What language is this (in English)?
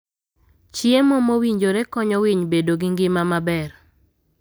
Luo (Kenya and Tanzania)